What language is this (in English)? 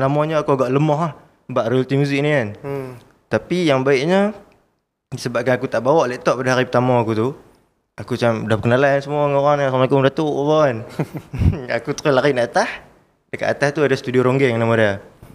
Malay